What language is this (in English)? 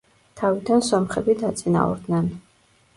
Georgian